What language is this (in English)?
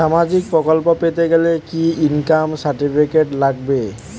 Bangla